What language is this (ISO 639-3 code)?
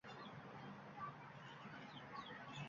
uzb